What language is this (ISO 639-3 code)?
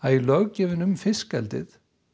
isl